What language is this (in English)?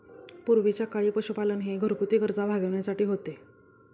Marathi